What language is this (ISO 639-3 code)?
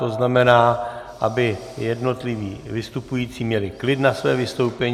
ces